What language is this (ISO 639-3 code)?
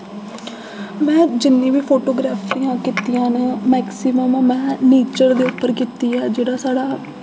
doi